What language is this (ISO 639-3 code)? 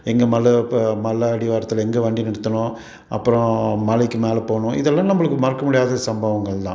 tam